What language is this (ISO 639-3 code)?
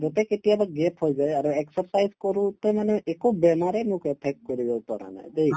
asm